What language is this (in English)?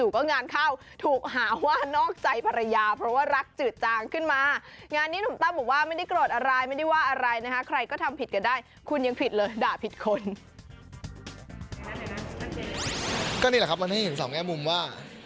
Thai